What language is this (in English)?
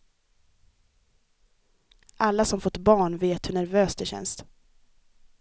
Swedish